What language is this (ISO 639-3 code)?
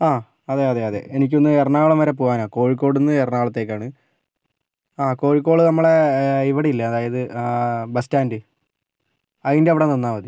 mal